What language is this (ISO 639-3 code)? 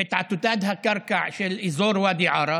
heb